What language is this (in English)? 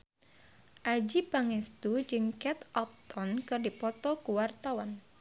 Sundanese